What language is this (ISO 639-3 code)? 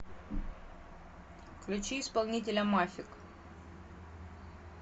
rus